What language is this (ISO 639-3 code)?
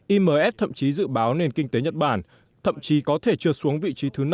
vie